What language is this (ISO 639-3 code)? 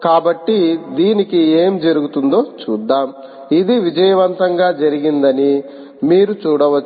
tel